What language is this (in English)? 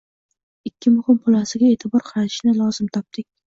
Uzbek